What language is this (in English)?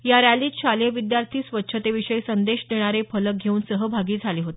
Marathi